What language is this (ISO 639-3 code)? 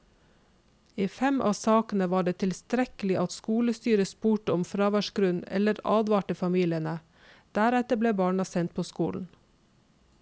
nor